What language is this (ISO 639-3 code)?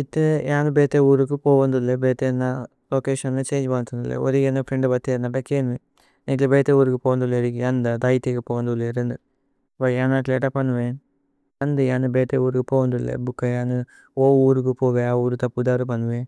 tcy